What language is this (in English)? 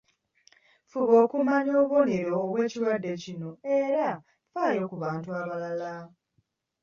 Ganda